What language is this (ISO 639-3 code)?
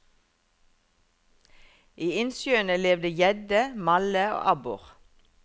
nor